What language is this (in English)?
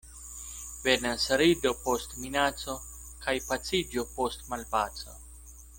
Esperanto